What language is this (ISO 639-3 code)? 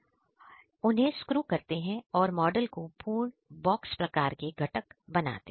hin